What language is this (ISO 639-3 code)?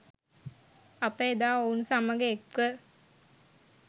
sin